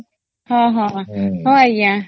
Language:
Odia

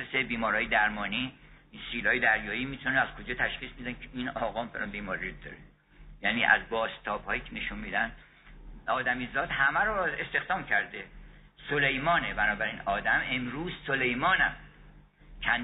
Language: Persian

